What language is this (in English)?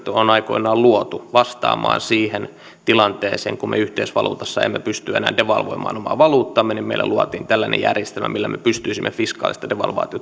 Finnish